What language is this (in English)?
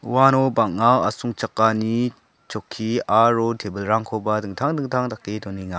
Garo